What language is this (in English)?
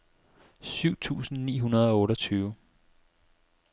Danish